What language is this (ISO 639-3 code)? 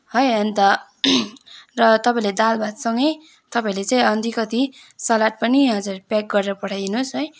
nep